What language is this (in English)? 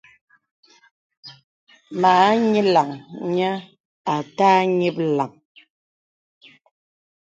Bebele